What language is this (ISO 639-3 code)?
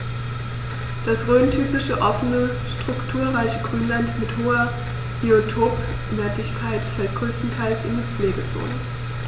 deu